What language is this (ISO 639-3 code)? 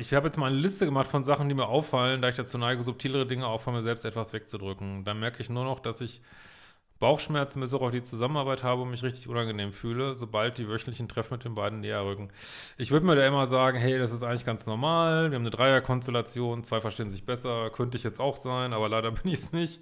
deu